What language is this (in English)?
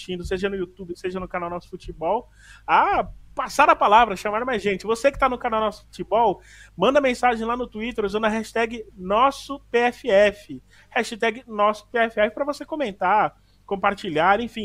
Portuguese